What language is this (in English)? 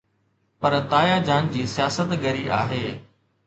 Sindhi